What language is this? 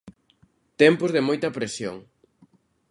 Galician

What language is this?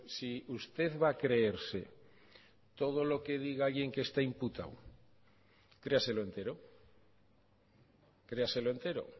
Spanish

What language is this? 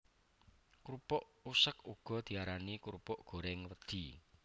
Javanese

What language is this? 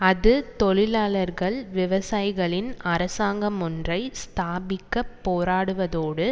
Tamil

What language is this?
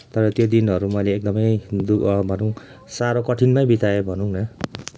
Nepali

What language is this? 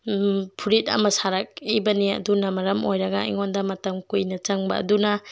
Manipuri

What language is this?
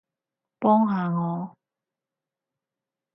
Cantonese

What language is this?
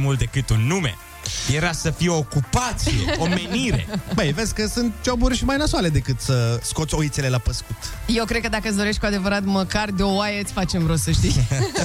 Romanian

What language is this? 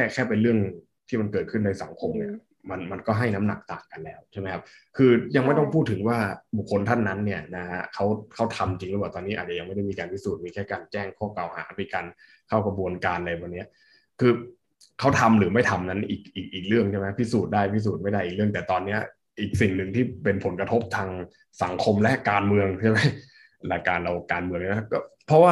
Thai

